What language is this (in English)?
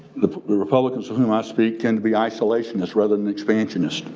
English